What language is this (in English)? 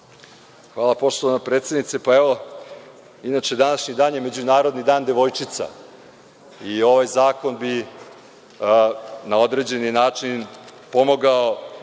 Serbian